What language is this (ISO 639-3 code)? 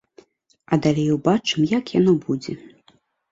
bel